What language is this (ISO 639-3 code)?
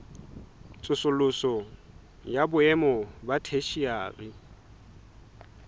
sot